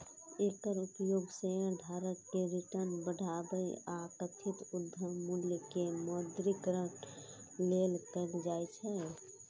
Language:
Maithili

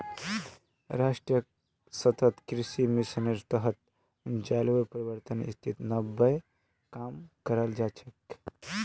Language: Magahi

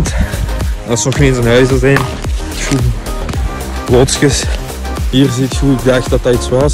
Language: Dutch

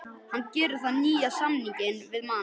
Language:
Icelandic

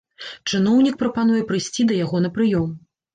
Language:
Belarusian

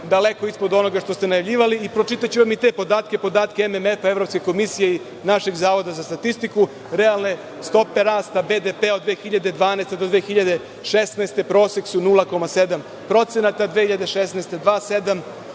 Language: Serbian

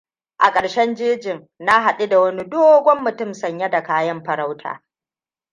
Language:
Hausa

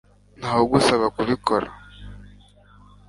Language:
Kinyarwanda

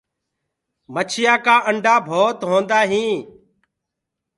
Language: Gurgula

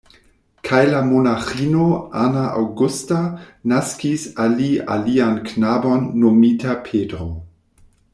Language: Esperanto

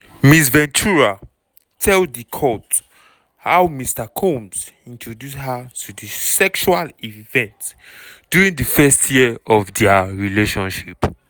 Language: Nigerian Pidgin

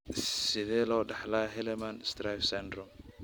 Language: Somali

